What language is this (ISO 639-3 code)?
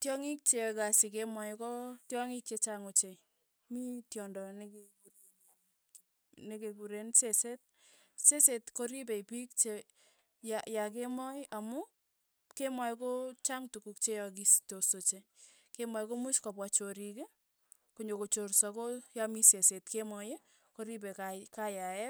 tuy